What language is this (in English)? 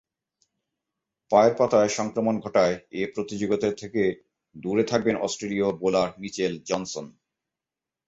Bangla